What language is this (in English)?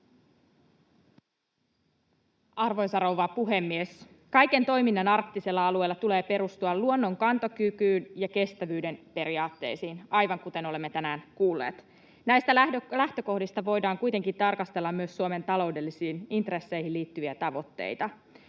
Finnish